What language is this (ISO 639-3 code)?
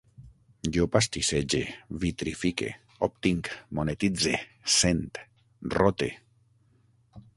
cat